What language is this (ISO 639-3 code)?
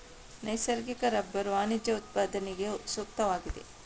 kan